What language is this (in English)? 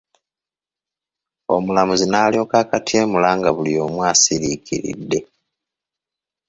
Ganda